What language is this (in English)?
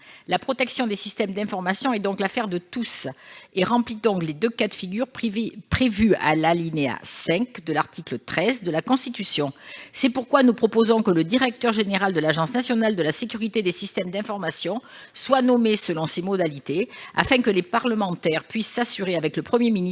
French